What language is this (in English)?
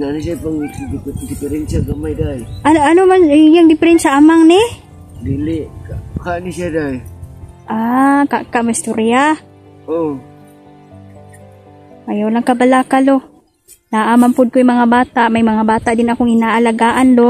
Filipino